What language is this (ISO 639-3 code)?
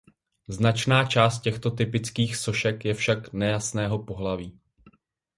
ces